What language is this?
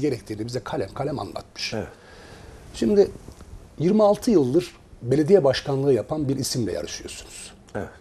Turkish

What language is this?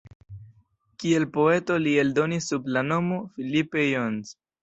Esperanto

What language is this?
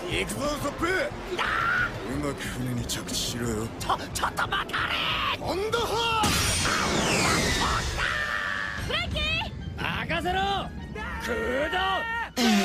Japanese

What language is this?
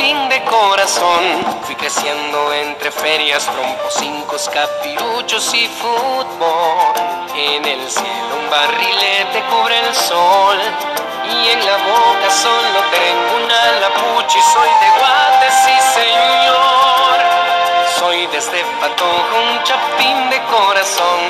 Italian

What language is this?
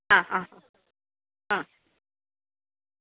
Malayalam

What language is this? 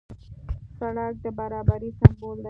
Pashto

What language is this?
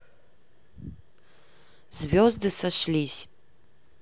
Russian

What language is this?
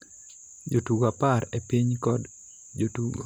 Luo (Kenya and Tanzania)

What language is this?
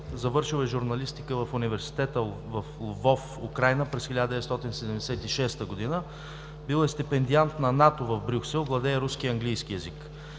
Bulgarian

